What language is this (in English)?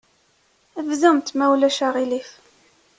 Kabyle